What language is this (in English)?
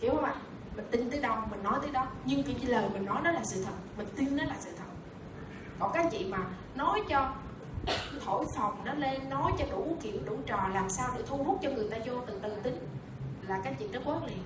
Vietnamese